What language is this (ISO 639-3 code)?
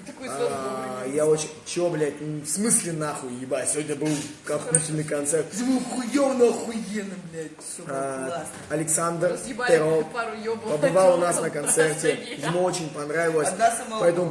rus